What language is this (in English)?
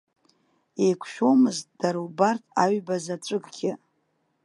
Abkhazian